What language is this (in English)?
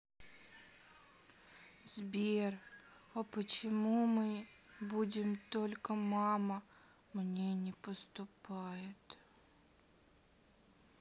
Russian